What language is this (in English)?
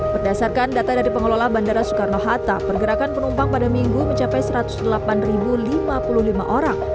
Indonesian